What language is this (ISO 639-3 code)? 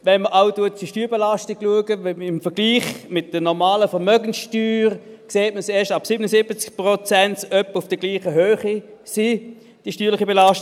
gsw